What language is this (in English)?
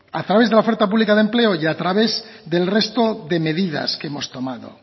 Spanish